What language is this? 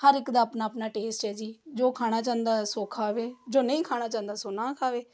Punjabi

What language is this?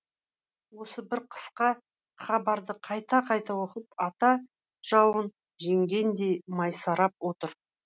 Kazakh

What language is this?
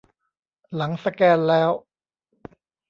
Thai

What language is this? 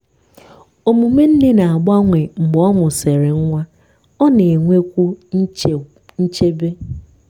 Igbo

